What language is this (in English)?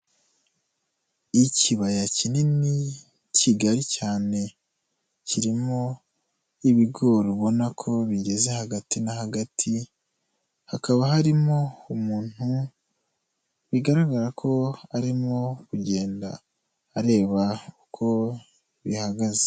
Kinyarwanda